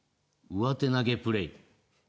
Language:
Japanese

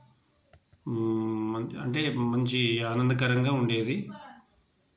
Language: Telugu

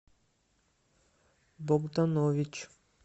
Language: Russian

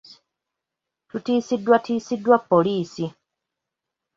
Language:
Ganda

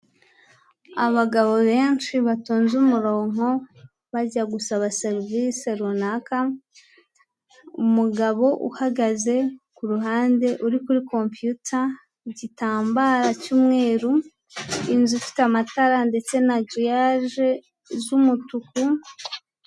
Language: Kinyarwanda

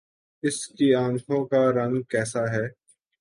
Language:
Urdu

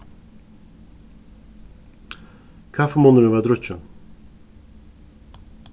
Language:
Faroese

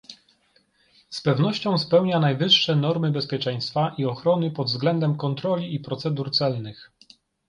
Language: Polish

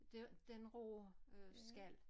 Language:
Danish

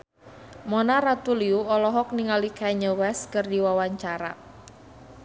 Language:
Sundanese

